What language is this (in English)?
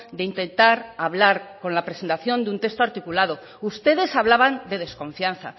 Spanish